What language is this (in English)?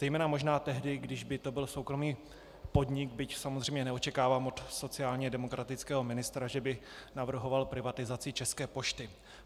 Czech